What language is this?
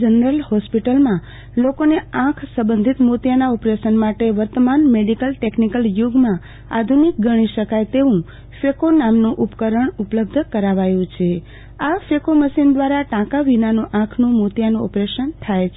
Gujarati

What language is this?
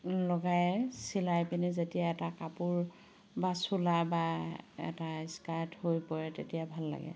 Assamese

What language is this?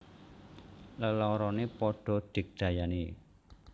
Javanese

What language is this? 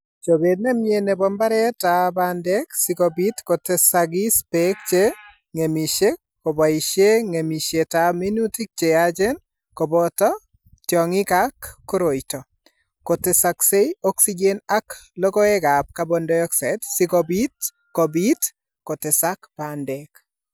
Kalenjin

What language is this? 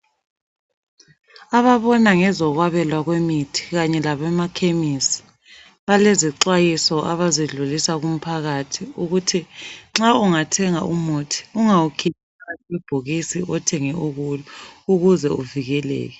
North Ndebele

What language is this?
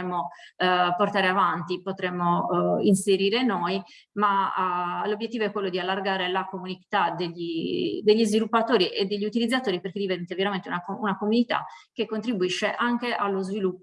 Italian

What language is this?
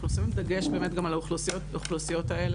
Hebrew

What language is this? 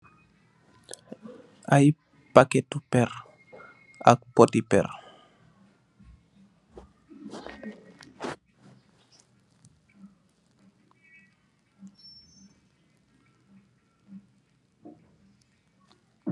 Wolof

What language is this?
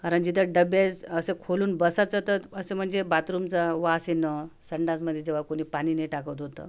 Marathi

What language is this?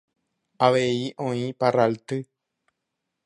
Guarani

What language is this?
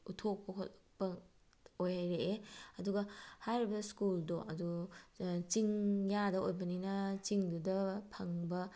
Manipuri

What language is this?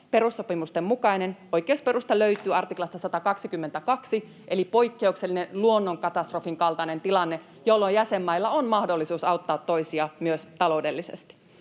Finnish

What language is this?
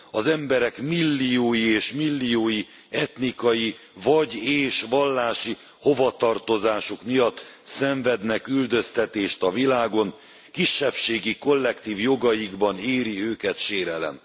Hungarian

